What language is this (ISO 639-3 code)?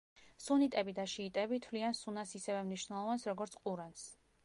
kat